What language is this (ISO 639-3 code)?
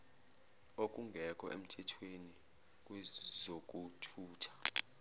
zul